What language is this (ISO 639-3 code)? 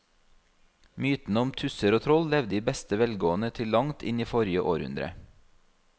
nor